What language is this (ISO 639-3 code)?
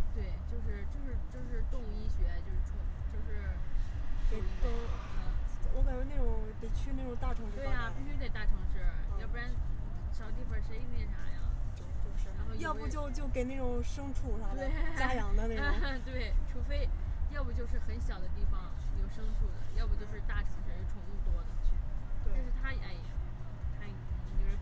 zho